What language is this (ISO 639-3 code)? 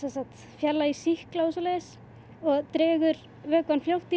isl